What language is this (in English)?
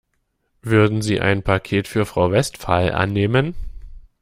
German